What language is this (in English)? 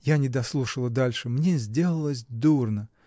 Russian